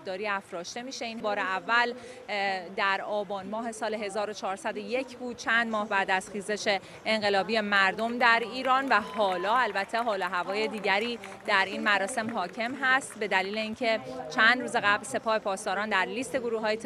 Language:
Persian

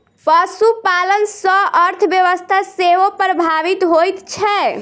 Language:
Maithili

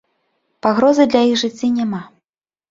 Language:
Belarusian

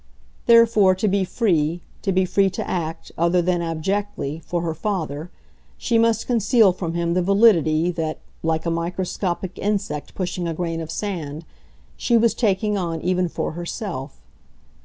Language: English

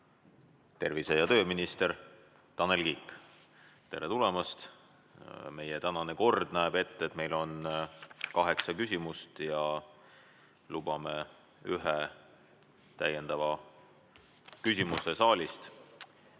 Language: Estonian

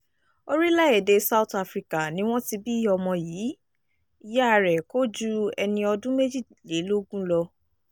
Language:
Yoruba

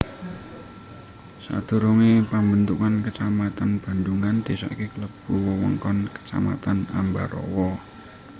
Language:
Javanese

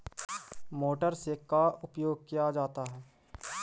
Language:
Magahi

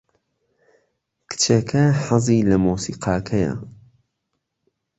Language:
Central Kurdish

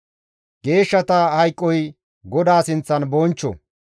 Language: Gamo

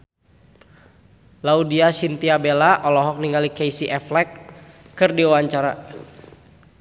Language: Sundanese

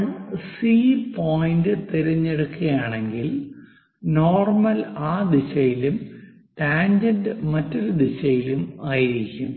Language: Malayalam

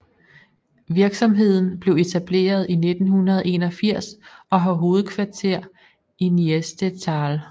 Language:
Danish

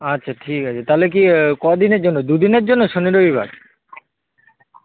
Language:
Bangla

